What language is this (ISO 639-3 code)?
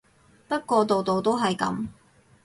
yue